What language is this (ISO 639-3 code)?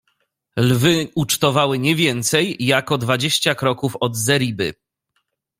pol